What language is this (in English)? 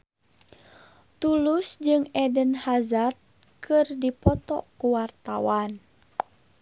Sundanese